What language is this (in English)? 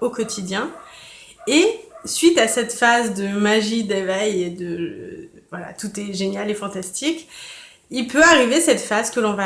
French